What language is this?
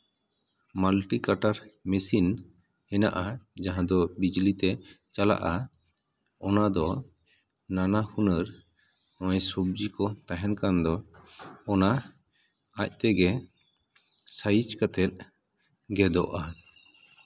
Santali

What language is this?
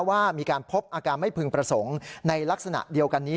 Thai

